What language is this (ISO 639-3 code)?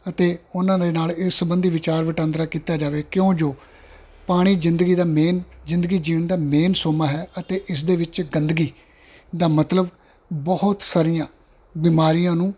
pan